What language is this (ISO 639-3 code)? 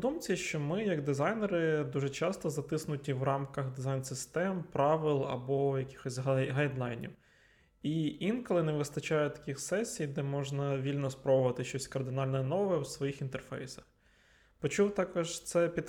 ukr